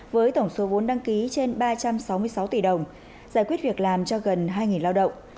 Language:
Vietnamese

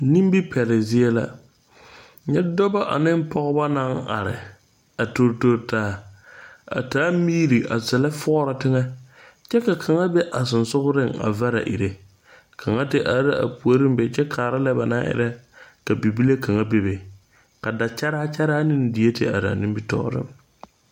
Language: Southern Dagaare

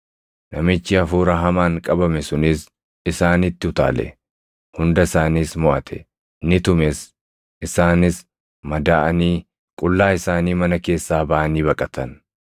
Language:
Oromo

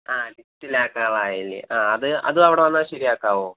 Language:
Malayalam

